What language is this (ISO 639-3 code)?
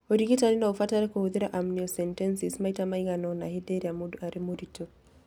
kik